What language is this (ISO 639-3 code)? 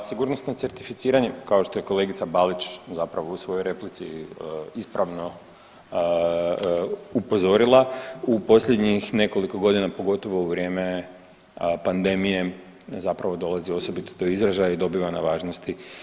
hrv